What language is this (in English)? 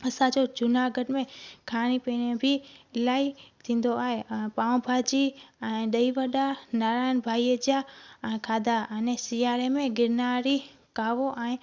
Sindhi